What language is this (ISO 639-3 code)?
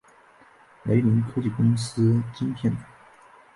zho